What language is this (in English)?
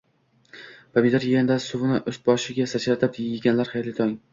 Uzbek